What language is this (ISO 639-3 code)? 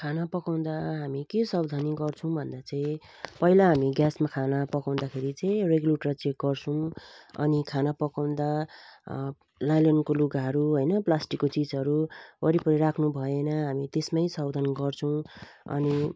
nep